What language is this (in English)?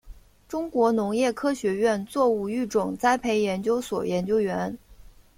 Chinese